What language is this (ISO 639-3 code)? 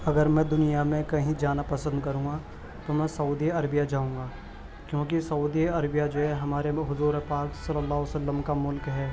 urd